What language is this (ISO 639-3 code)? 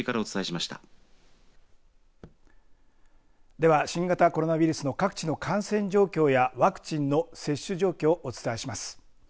jpn